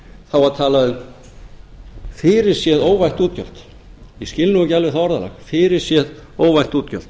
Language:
Icelandic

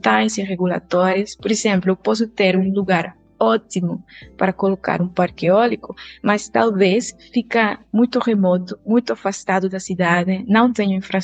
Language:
Portuguese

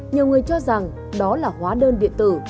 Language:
Vietnamese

